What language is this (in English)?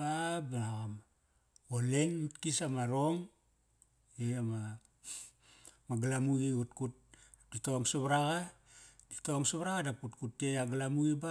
Kairak